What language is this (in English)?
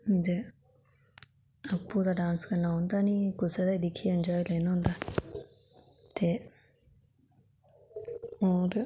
Dogri